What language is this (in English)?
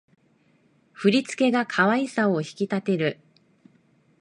Japanese